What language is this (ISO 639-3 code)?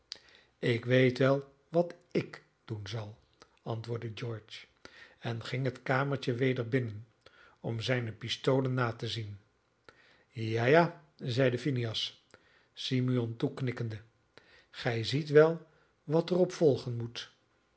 nld